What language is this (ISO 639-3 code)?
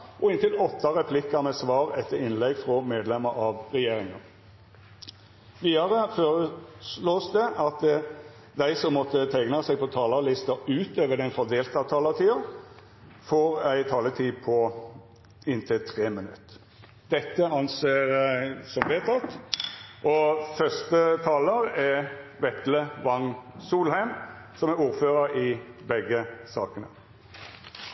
nor